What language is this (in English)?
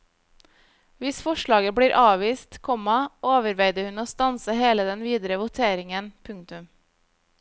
Norwegian